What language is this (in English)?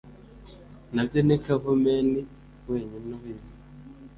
Kinyarwanda